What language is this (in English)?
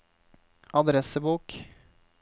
Norwegian